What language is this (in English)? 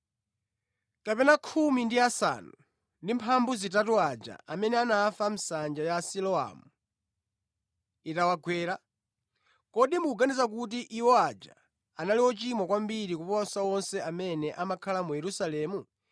Nyanja